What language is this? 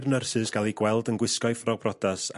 Welsh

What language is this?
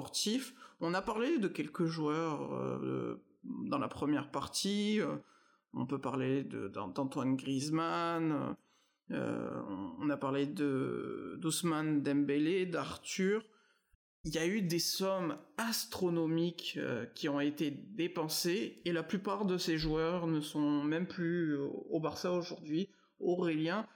French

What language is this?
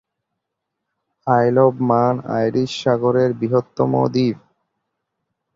Bangla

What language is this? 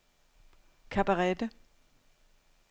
Danish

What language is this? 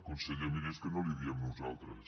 Catalan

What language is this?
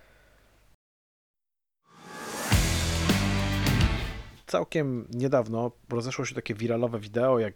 Polish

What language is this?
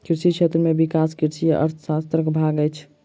Maithili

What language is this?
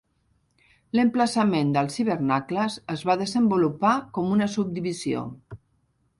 Catalan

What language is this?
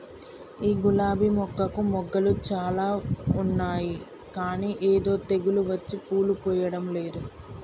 Telugu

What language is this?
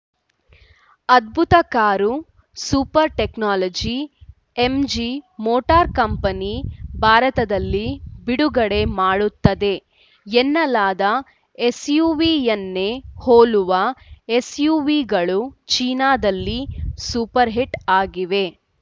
Kannada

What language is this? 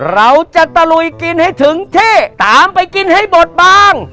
Thai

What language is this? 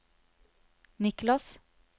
Norwegian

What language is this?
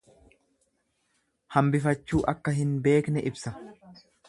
Oromo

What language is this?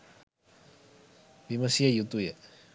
Sinhala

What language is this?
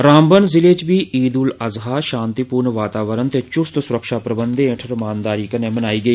Dogri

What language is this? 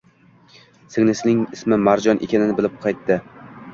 Uzbek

